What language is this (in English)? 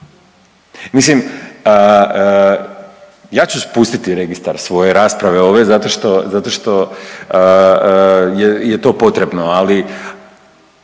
Croatian